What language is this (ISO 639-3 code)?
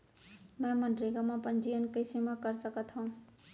hne